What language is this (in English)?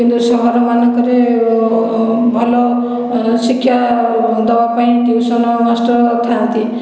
Odia